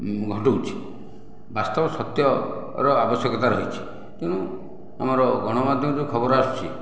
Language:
Odia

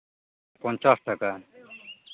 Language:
Santali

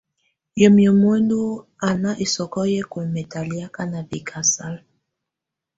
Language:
Tunen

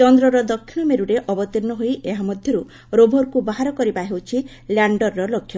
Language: Odia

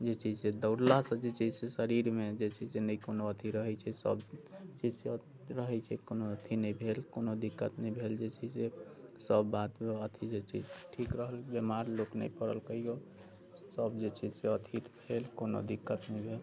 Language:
Maithili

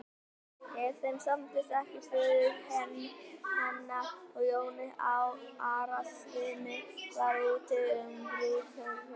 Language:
Icelandic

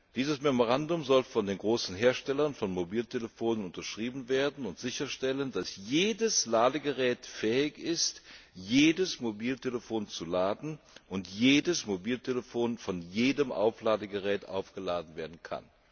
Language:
German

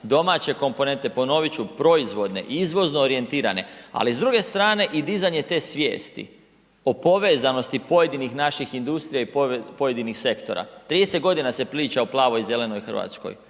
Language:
Croatian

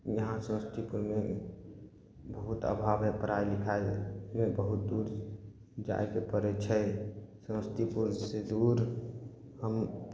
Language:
Maithili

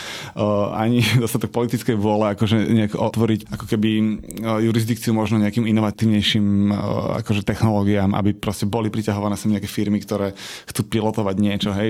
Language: Slovak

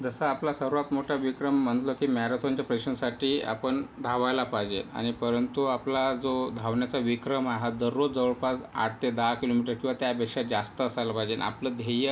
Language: Marathi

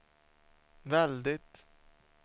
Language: Swedish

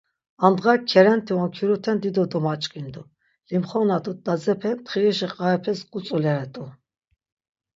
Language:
Laz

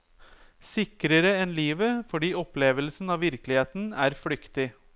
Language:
Norwegian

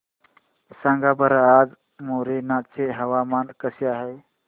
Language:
Marathi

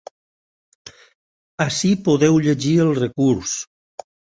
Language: Catalan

